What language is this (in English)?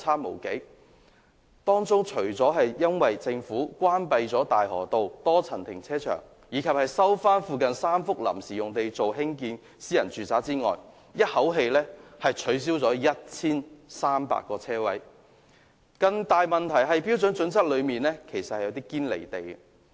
Cantonese